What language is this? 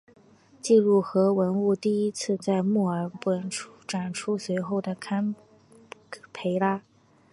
Chinese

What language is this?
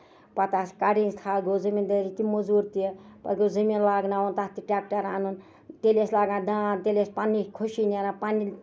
Kashmiri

